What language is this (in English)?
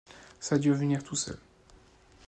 French